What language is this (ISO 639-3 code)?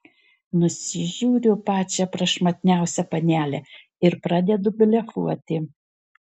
lit